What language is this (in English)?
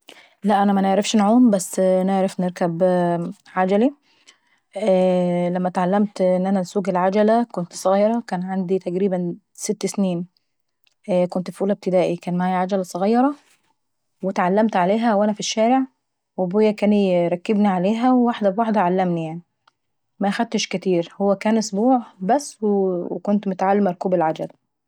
Saidi Arabic